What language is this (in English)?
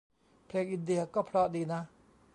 Thai